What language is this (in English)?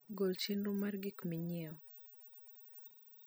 Luo (Kenya and Tanzania)